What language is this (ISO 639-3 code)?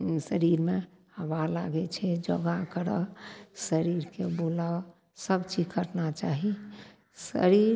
mai